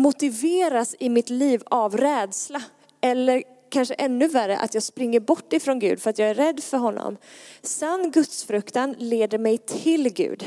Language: Swedish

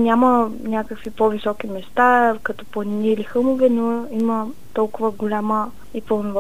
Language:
Bulgarian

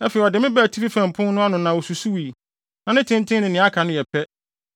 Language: Akan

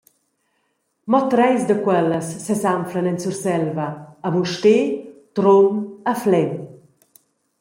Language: Romansh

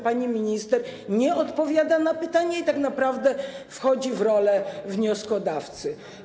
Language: Polish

